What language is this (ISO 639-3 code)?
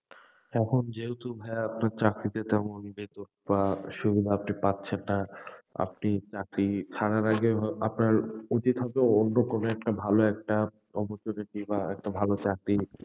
ben